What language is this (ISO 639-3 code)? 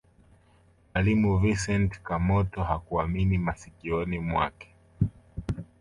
swa